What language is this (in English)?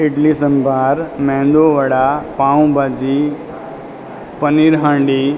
Gujarati